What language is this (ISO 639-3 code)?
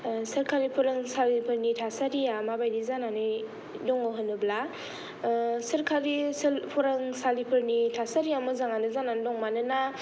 brx